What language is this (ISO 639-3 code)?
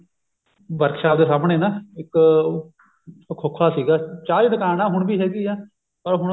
pan